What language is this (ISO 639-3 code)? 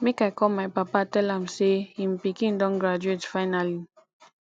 pcm